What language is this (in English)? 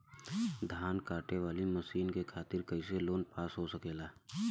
Bhojpuri